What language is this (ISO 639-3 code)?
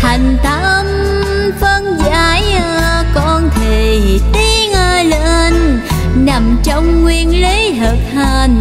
vie